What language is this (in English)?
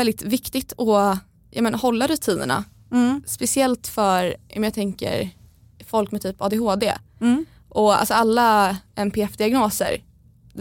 Swedish